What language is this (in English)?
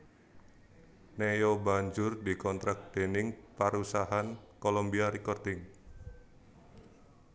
Javanese